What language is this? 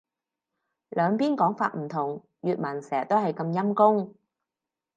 Cantonese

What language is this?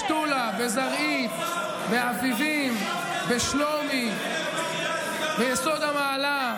Hebrew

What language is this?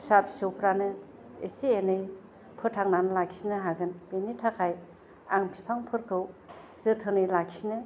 Bodo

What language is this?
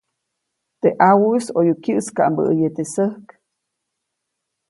Copainalá Zoque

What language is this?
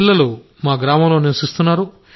Telugu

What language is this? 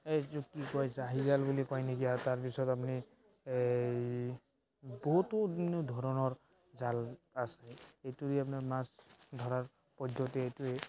Assamese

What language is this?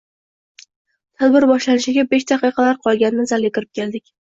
Uzbek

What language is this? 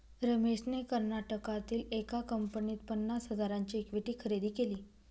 Marathi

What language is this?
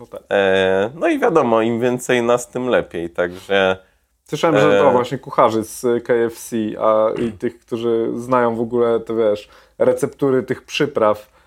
Polish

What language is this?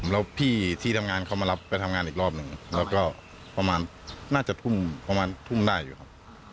Thai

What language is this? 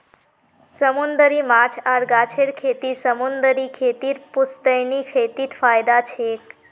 Magahi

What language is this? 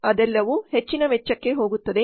Kannada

